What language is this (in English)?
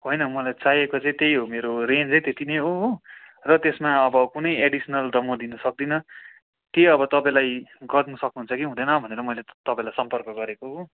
Nepali